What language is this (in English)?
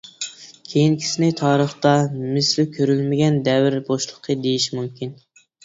Uyghur